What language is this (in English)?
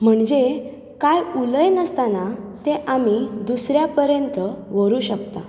Konkani